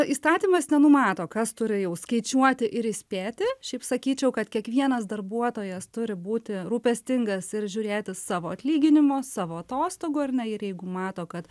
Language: Lithuanian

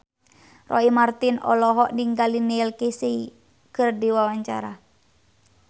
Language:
Sundanese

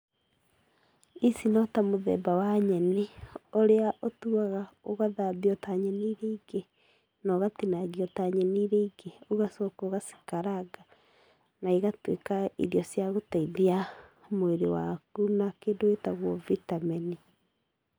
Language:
Kikuyu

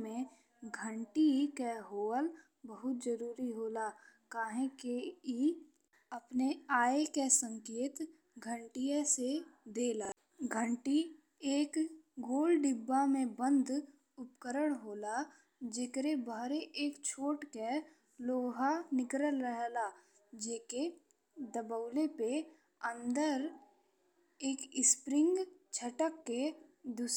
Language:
Bhojpuri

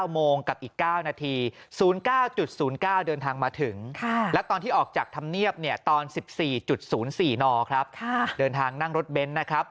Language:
Thai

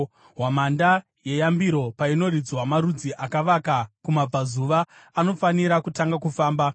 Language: Shona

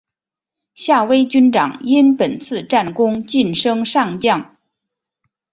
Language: Chinese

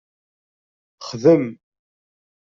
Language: Kabyle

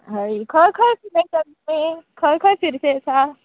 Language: Konkani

